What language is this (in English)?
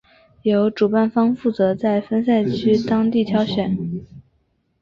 Chinese